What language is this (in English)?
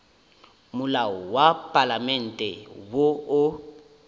Northern Sotho